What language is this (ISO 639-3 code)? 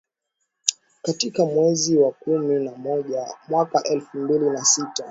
swa